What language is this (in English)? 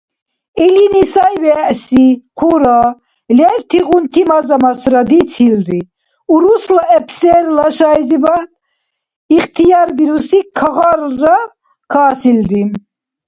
Dargwa